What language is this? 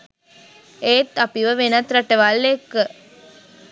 Sinhala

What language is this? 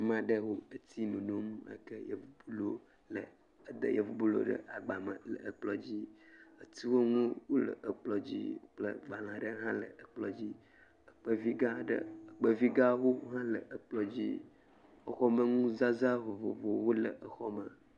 Ewe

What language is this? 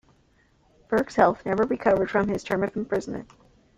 English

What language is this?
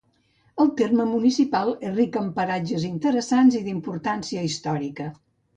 Catalan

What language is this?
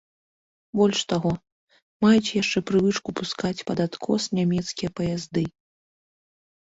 Belarusian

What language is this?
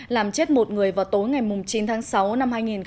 Vietnamese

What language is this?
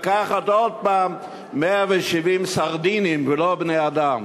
Hebrew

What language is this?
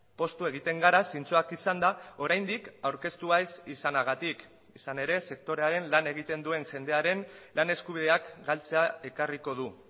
Basque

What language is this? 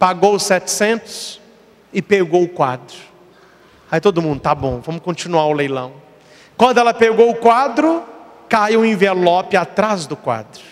Portuguese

